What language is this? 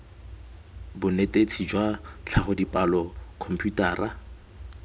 Tswana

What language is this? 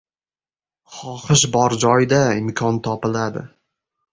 Uzbek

